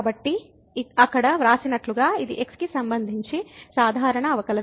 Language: Telugu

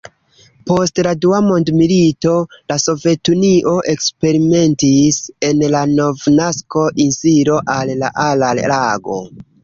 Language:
Esperanto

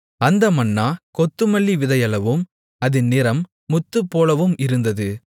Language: Tamil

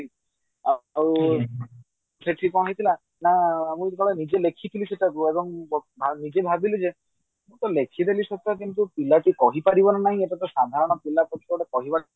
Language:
Odia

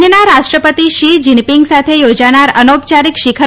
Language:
Gujarati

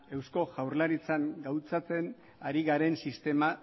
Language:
Basque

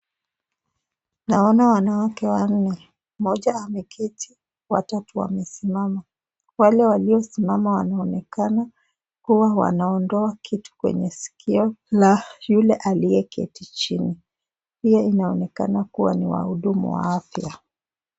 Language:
Swahili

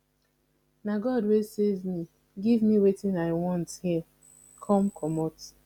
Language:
Nigerian Pidgin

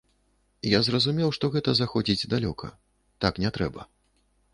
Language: Belarusian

